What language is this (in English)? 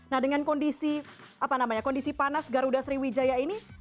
Indonesian